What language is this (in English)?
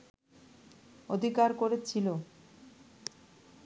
Bangla